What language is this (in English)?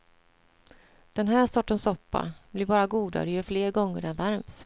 Swedish